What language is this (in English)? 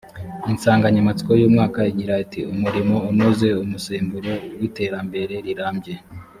Kinyarwanda